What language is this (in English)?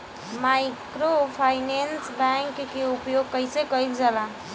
Bhojpuri